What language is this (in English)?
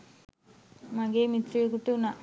Sinhala